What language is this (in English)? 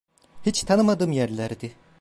Turkish